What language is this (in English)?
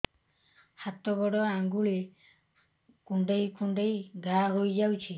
Odia